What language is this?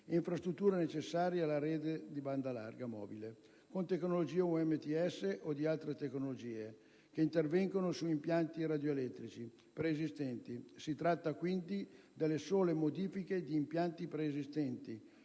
Italian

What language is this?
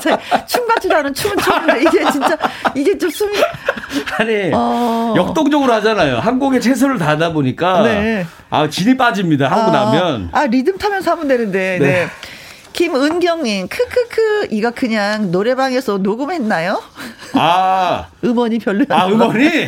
Korean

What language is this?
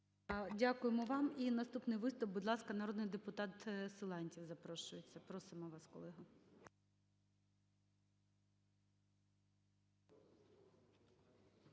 Ukrainian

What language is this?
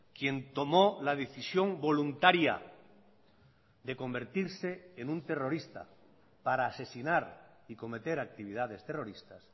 Spanish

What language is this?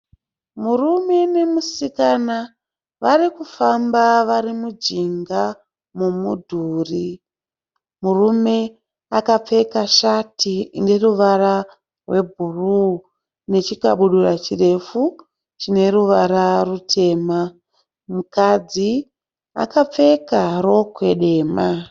Shona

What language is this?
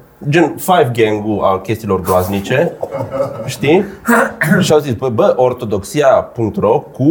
Romanian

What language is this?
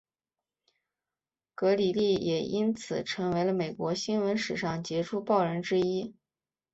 Chinese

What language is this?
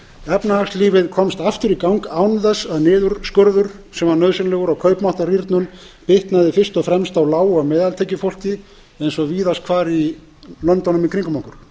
Icelandic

